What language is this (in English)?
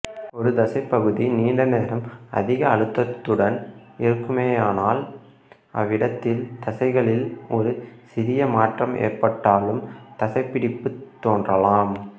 Tamil